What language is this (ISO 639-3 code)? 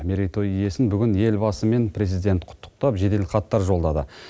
kaz